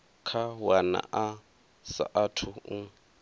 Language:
Venda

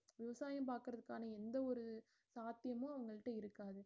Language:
Tamil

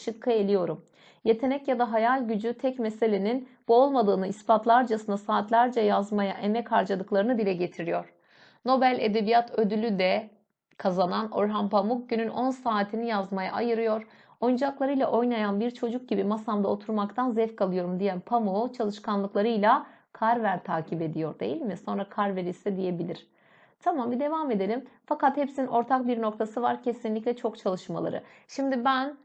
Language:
Turkish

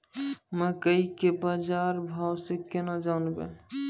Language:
Maithili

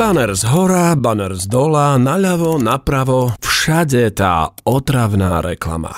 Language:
Slovak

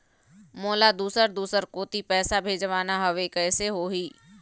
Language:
Chhattisgarhi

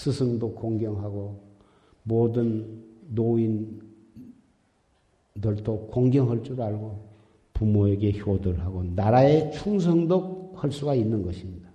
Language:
Korean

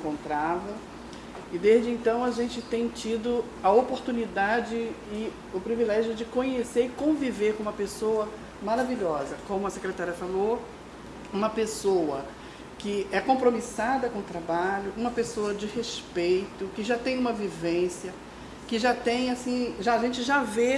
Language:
Portuguese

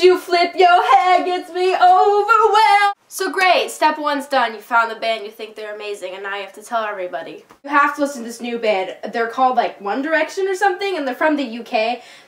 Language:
English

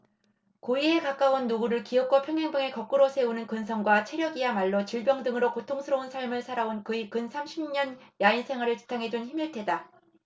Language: Korean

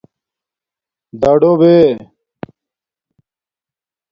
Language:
Domaaki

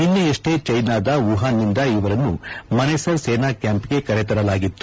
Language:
Kannada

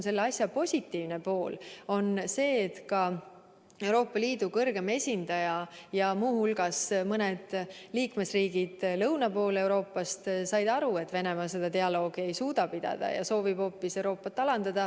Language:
Estonian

